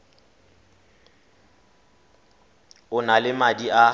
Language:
Tswana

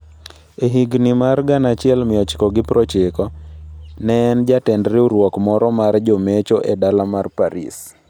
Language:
Luo (Kenya and Tanzania)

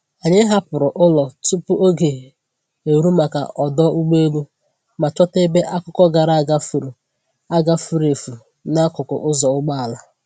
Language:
Igbo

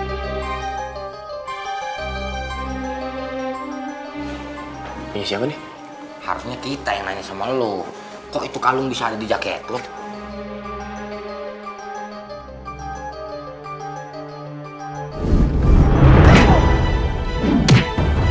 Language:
Indonesian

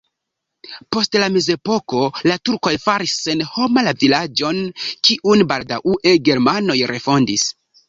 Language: Esperanto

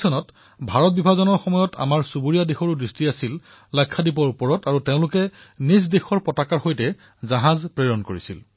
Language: Assamese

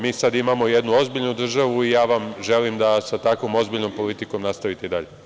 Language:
Serbian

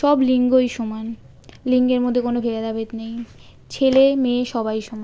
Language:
Bangla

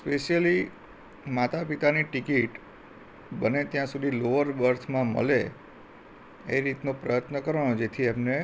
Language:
Gujarati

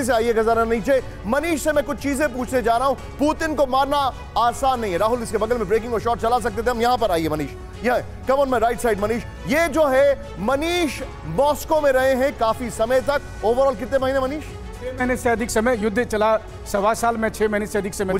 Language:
Hindi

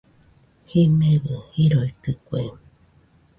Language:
Nüpode Huitoto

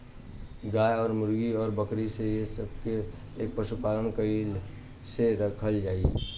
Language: Bhojpuri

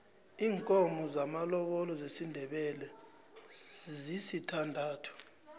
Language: South Ndebele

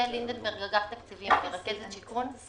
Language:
Hebrew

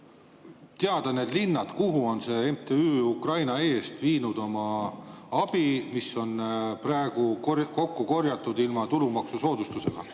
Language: Estonian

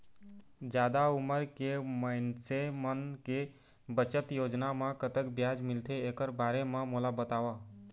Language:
Chhattisgarhi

